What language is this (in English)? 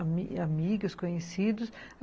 Portuguese